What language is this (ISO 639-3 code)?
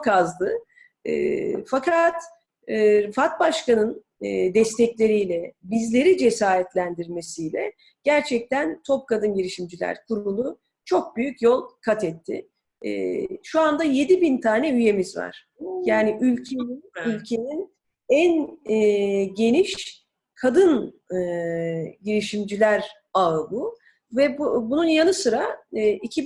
tur